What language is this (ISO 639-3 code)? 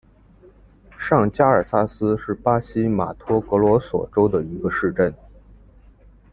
zho